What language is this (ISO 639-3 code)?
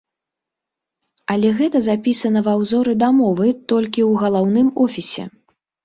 bel